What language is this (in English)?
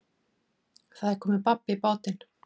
Icelandic